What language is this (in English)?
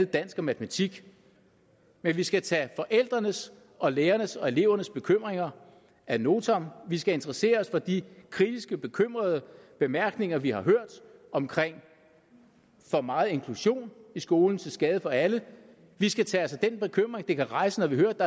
Danish